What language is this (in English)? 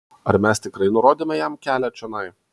Lithuanian